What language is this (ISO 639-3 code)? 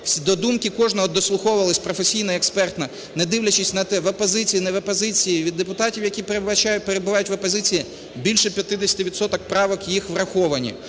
ukr